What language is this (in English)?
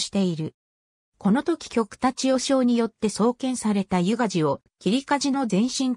Japanese